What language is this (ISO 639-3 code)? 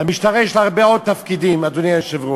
heb